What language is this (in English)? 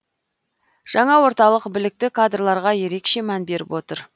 Kazakh